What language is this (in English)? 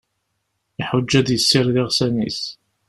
Kabyle